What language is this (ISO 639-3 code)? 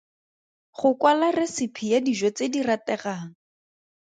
tsn